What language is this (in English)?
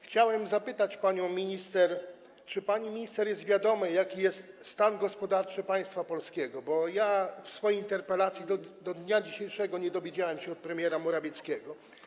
Polish